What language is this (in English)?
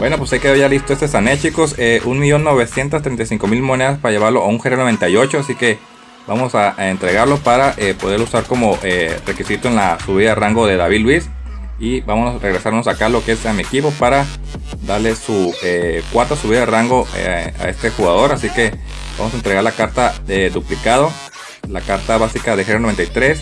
Spanish